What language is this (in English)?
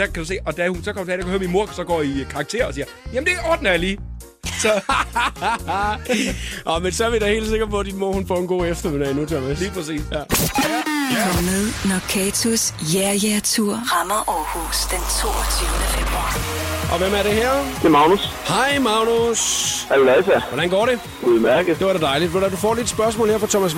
Danish